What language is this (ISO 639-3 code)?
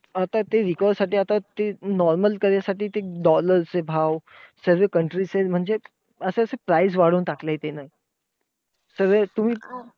mar